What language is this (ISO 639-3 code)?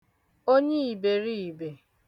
ibo